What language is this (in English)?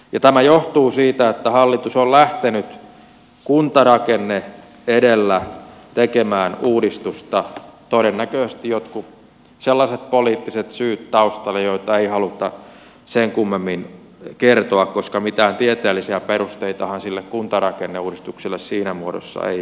Finnish